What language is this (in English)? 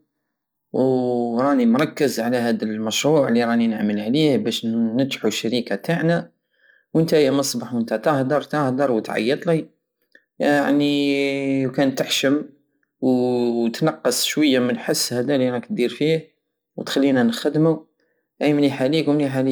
Algerian Saharan Arabic